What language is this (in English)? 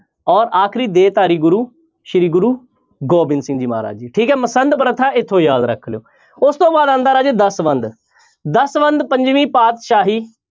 Punjabi